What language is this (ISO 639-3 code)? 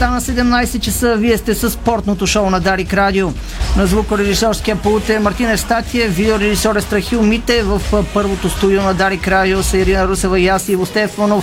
bul